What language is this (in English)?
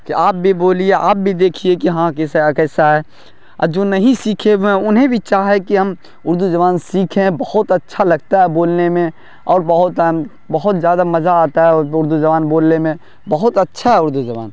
Urdu